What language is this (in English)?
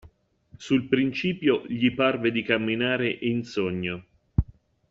Italian